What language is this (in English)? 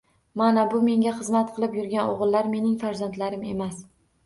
Uzbek